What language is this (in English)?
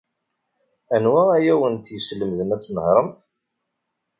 Kabyle